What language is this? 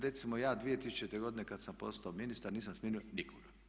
Croatian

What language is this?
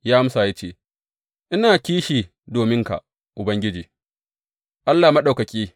Hausa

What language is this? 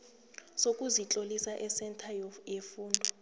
South Ndebele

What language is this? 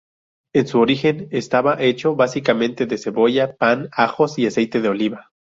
Spanish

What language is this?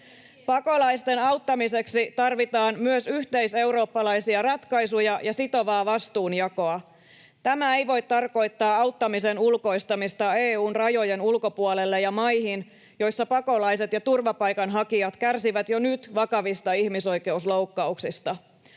Finnish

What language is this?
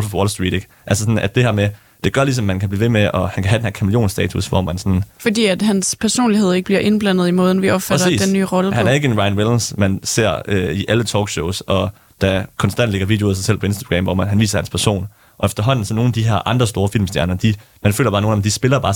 Danish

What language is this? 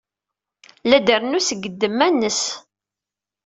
Kabyle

